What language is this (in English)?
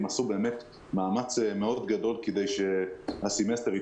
Hebrew